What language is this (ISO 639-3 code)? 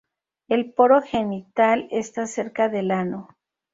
spa